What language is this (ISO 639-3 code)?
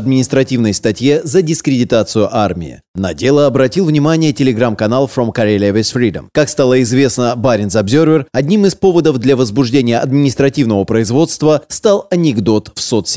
rus